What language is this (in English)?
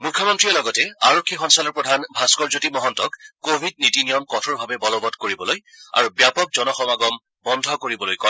Assamese